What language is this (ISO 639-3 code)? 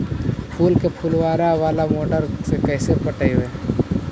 mag